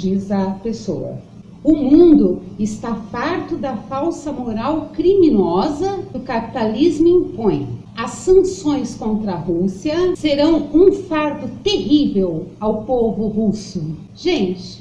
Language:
Portuguese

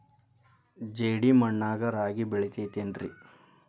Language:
Kannada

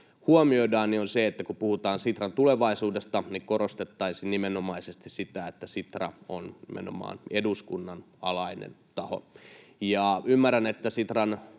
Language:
Finnish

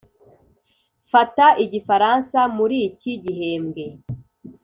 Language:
Kinyarwanda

